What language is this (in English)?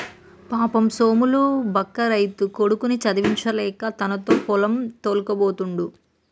Telugu